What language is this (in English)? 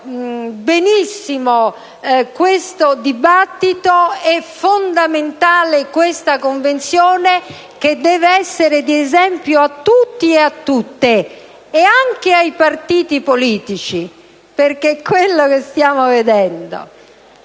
Italian